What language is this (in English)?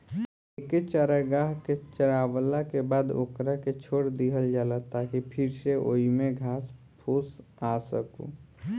Bhojpuri